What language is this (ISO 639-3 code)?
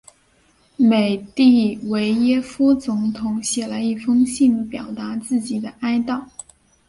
zho